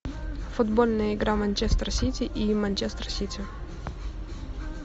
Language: Russian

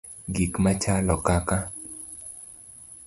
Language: Luo (Kenya and Tanzania)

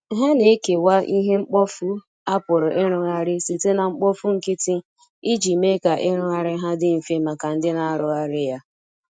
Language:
Igbo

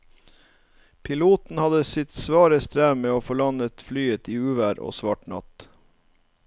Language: Norwegian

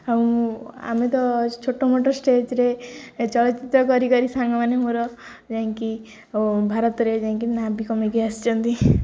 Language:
Odia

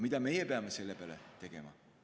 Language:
Estonian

